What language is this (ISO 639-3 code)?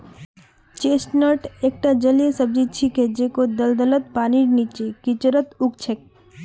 mag